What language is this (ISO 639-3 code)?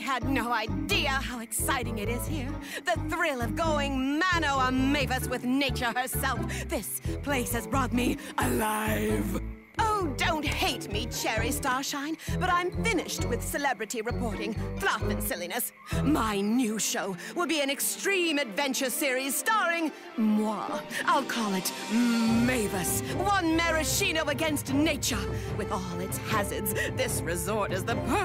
eng